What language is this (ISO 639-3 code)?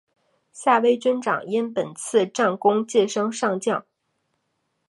zho